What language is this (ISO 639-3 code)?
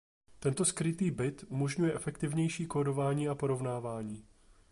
ces